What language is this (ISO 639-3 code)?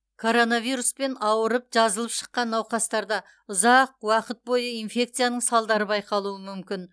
kaz